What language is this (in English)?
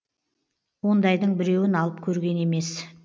Kazakh